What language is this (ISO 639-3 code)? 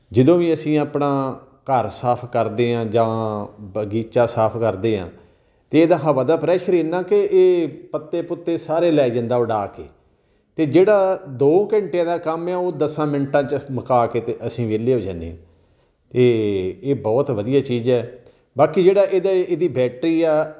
pan